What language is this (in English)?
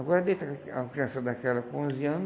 Portuguese